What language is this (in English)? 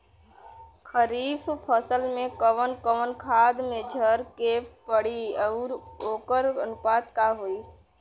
Bhojpuri